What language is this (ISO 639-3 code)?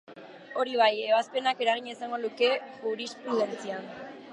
eus